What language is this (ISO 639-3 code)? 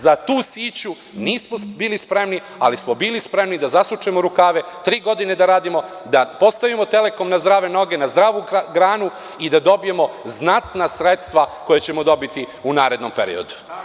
srp